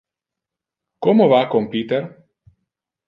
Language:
Interlingua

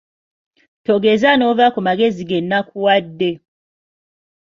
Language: Ganda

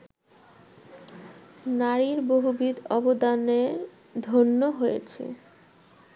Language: Bangla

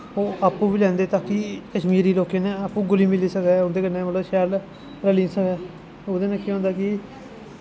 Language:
Dogri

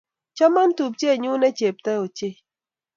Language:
Kalenjin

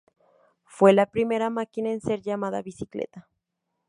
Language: Spanish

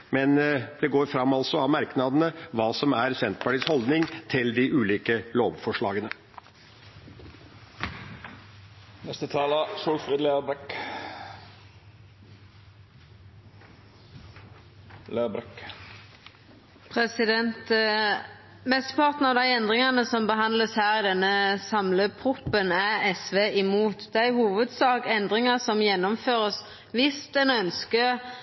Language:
Norwegian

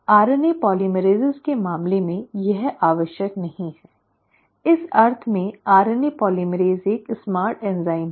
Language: Hindi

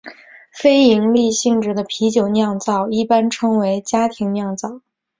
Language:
Chinese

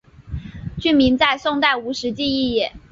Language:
Chinese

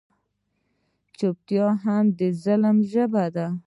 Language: Pashto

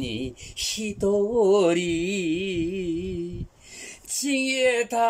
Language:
Japanese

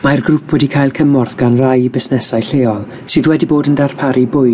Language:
Welsh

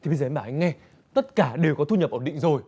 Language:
Vietnamese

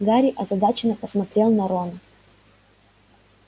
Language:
Russian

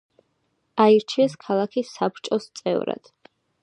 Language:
Georgian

